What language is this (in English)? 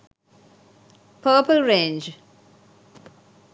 Sinhala